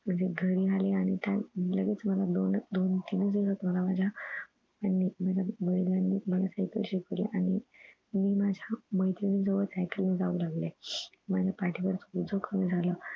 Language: Marathi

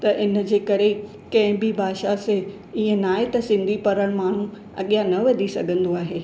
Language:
Sindhi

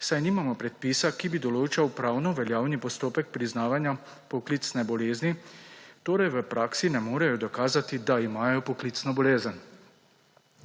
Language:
Slovenian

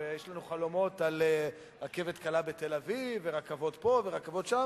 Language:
Hebrew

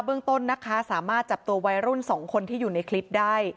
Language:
Thai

